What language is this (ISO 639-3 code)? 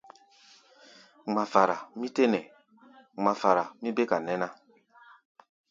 gba